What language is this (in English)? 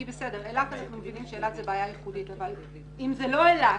Hebrew